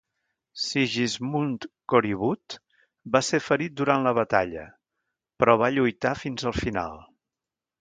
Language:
Catalan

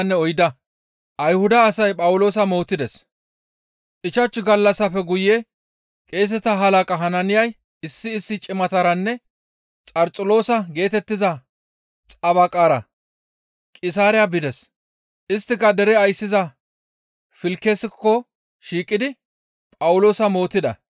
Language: Gamo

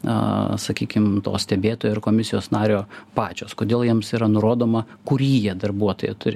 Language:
Lithuanian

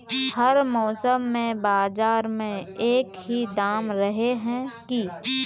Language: Magahi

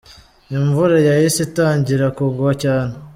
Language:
Kinyarwanda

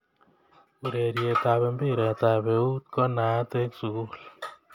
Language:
Kalenjin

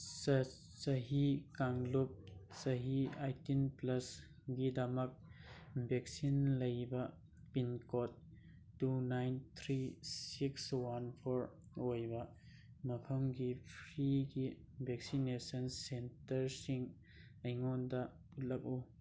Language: Manipuri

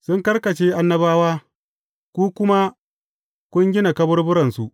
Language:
Hausa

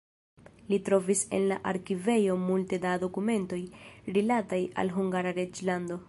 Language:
Esperanto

